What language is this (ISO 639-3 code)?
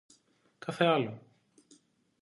ell